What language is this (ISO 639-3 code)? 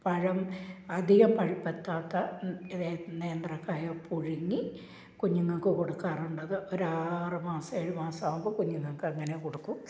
mal